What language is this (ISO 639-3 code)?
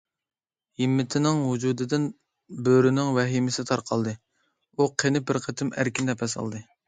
uig